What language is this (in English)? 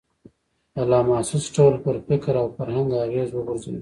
Pashto